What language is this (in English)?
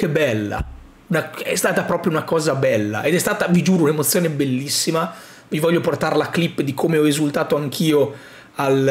Italian